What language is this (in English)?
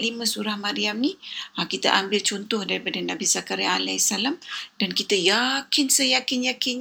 Malay